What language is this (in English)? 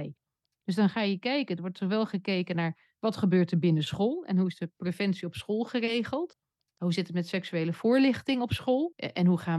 Dutch